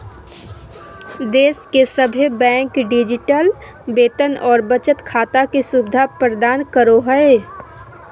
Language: Magahi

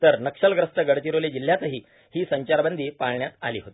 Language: Marathi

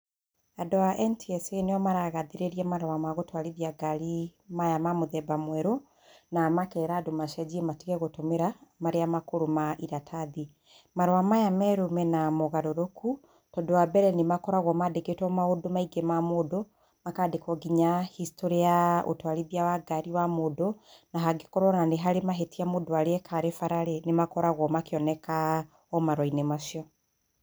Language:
Kikuyu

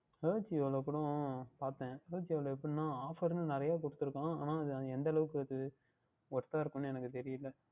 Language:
Tamil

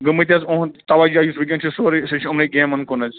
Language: Kashmiri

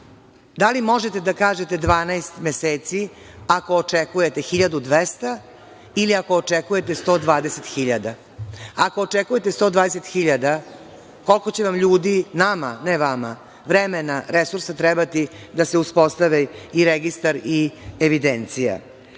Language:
Serbian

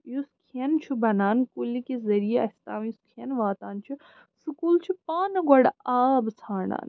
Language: Kashmiri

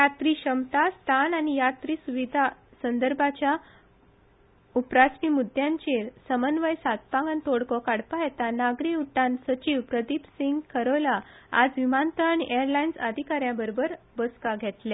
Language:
Konkani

